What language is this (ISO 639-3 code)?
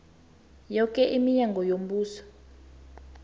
nbl